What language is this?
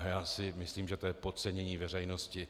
Czech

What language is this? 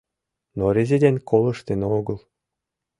Mari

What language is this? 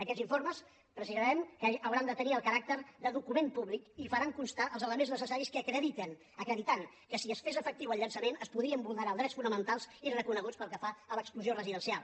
Catalan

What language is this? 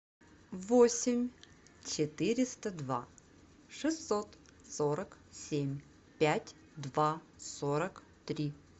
Russian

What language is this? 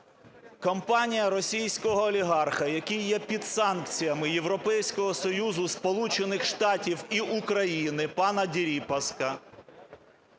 Ukrainian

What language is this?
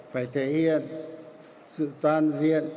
Vietnamese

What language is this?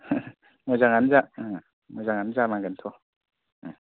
Bodo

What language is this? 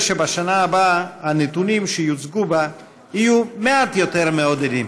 Hebrew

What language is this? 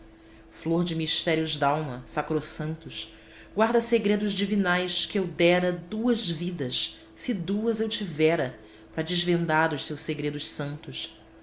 Portuguese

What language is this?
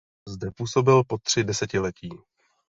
Czech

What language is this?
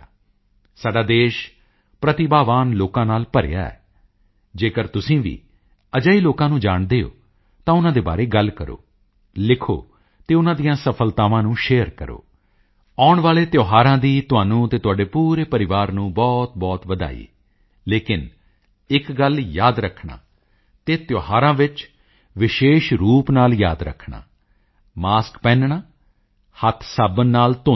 Punjabi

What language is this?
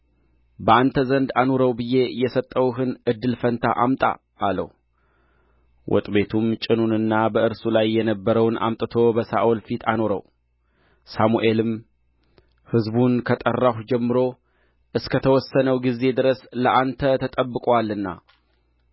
Amharic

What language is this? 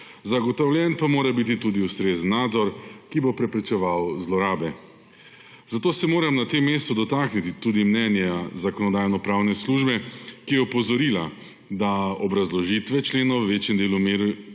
Slovenian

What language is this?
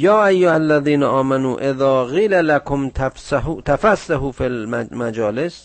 Persian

